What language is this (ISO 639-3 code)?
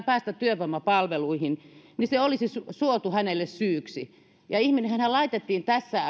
fin